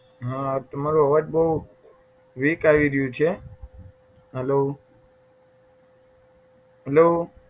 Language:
Gujarati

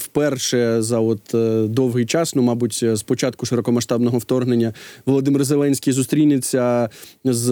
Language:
Ukrainian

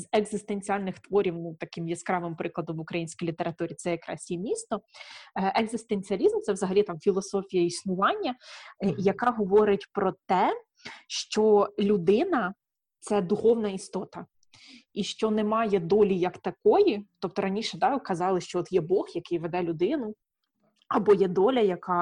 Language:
Ukrainian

